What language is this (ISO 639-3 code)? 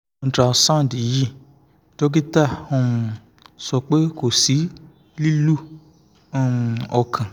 yor